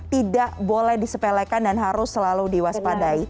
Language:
Indonesian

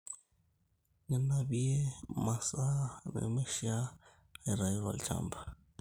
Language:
Masai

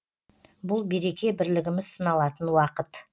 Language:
Kazakh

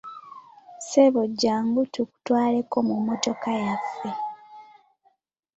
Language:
Ganda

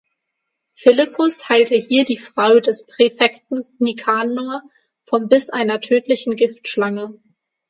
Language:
German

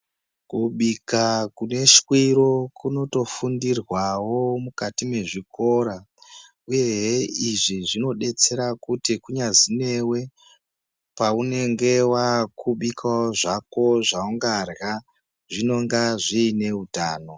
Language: Ndau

